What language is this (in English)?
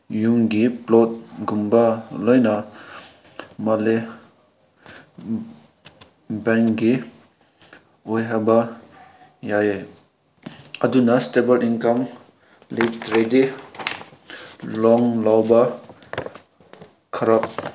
Manipuri